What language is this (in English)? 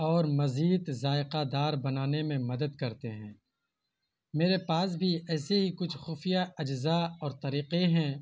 Urdu